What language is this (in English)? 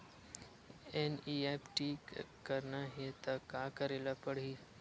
Chhattisgarhi